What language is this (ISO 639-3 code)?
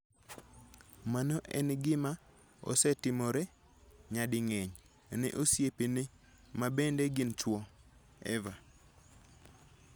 luo